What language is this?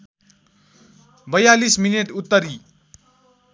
Nepali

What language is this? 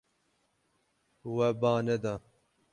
Kurdish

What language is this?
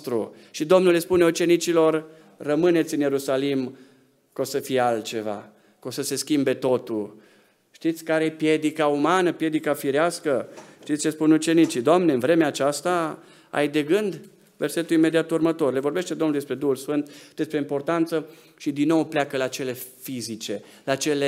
Romanian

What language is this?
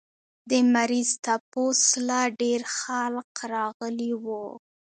Pashto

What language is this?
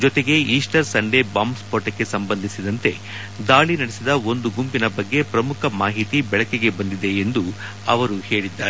Kannada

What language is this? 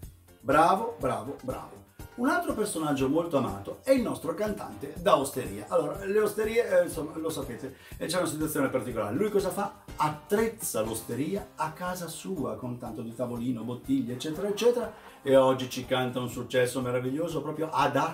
Italian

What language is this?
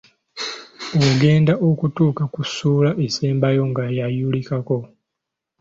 Ganda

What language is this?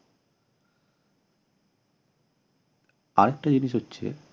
Bangla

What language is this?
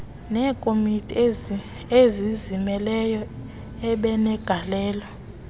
Xhosa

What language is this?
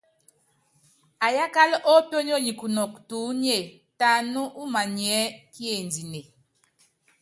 Yangben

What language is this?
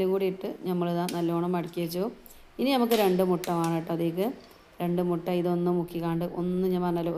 Arabic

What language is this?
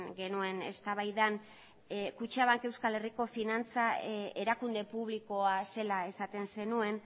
Basque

